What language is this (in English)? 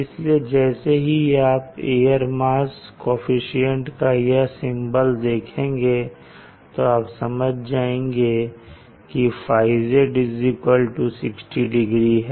Hindi